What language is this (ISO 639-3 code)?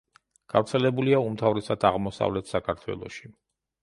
kat